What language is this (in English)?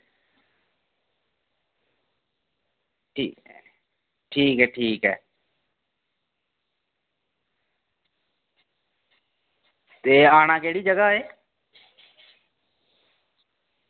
Dogri